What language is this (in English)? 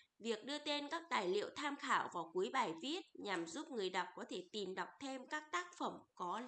Vietnamese